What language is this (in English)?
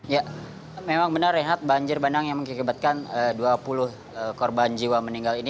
Indonesian